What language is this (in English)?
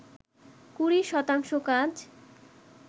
Bangla